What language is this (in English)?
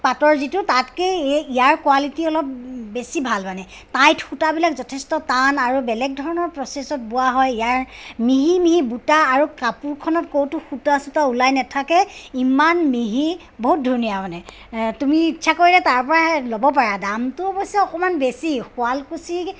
Assamese